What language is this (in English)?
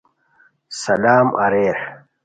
Khowar